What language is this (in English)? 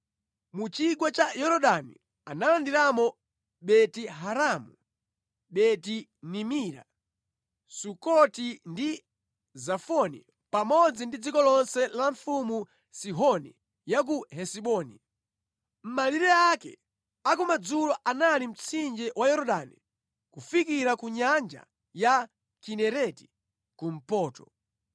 Nyanja